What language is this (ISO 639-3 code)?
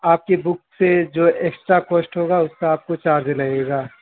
urd